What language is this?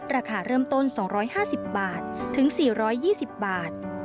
Thai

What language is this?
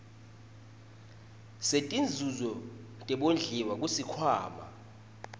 Swati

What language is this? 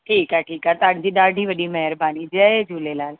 Sindhi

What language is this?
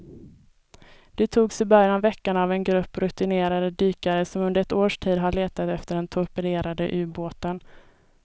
Swedish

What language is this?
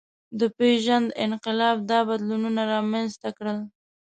Pashto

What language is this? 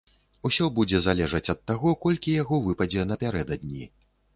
Belarusian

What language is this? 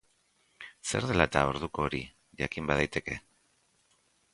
Basque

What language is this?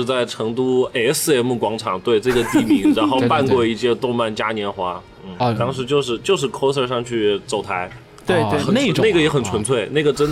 Chinese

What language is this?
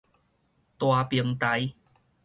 Min Nan Chinese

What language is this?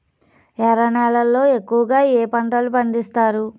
Telugu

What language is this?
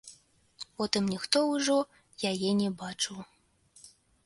Belarusian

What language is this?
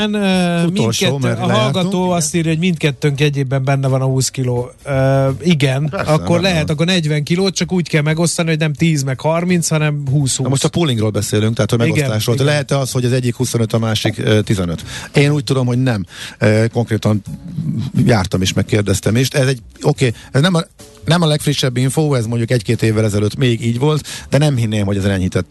Hungarian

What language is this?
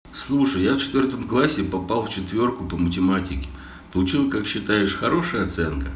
Russian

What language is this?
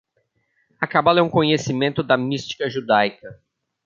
Portuguese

